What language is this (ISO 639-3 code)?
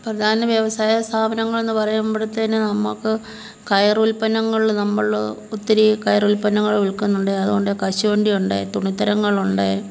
mal